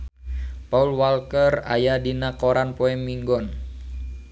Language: Sundanese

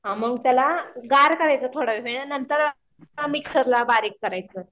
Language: Marathi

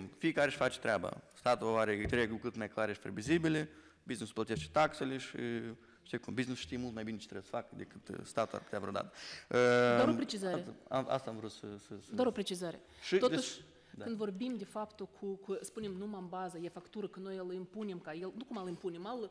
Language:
Romanian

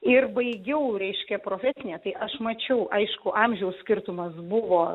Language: Lithuanian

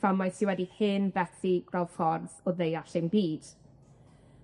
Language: Welsh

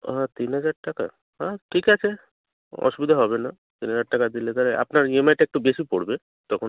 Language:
Bangla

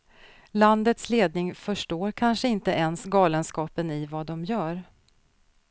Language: Swedish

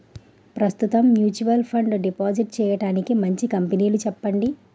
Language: Telugu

